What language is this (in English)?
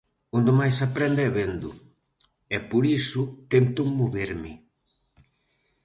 Galician